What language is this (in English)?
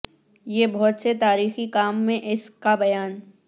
Urdu